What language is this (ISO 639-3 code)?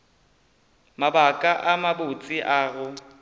nso